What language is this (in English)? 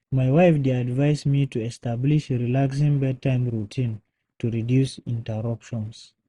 Nigerian Pidgin